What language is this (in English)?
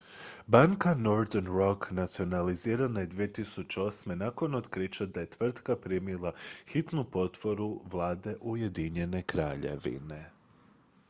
Croatian